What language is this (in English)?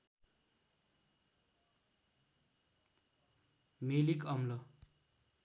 Nepali